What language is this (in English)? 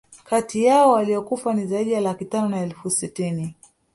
Swahili